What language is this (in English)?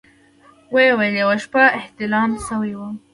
Pashto